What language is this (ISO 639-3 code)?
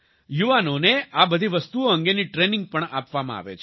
guj